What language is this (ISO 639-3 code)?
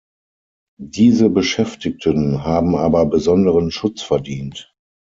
deu